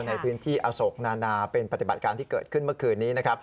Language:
Thai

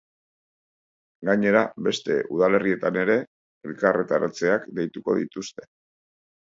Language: Basque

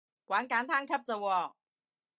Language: Cantonese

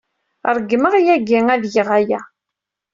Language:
Kabyle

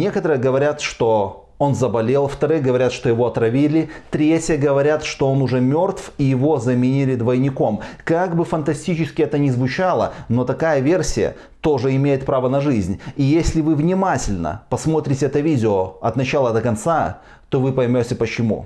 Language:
Russian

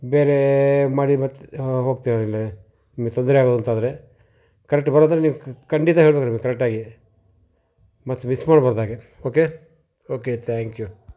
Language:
Kannada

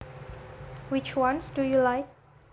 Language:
Javanese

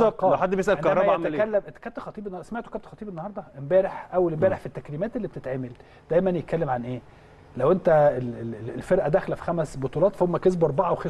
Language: Arabic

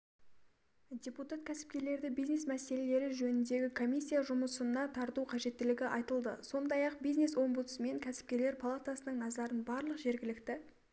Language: Kazakh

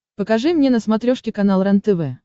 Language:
Russian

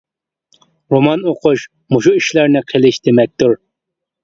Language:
Uyghur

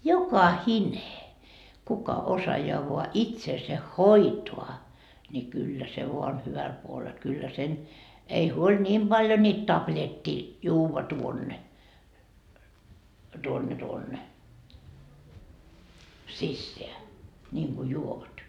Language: Finnish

